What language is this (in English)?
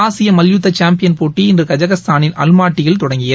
Tamil